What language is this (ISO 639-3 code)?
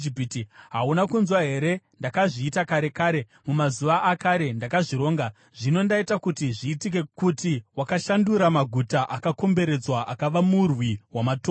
sna